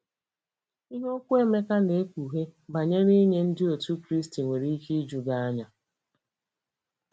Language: Igbo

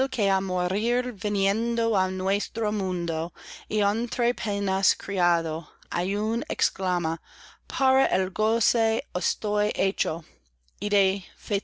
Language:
Spanish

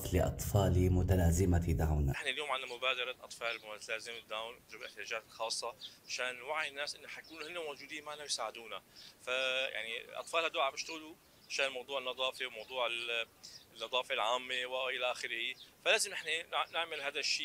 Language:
Arabic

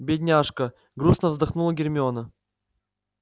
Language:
Russian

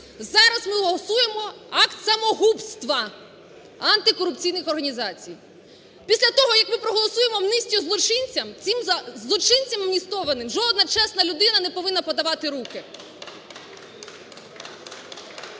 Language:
Ukrainian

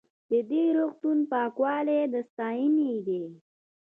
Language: Pashto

